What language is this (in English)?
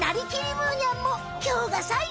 Japanese